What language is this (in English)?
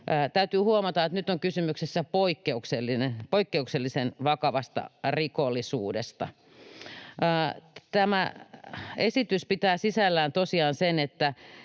Finnish